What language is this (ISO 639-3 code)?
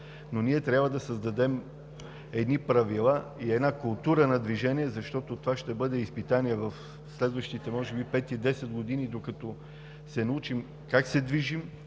bul